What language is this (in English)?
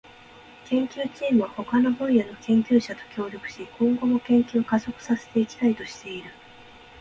Japanese